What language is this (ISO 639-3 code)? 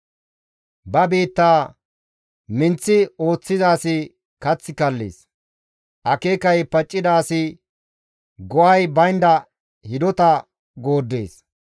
gmv